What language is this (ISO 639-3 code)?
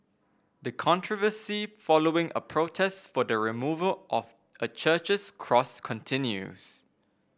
eng